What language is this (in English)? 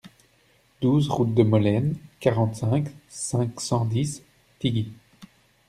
French